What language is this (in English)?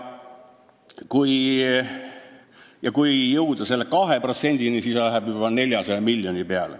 Estonian